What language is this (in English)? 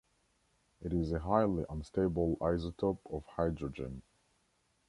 English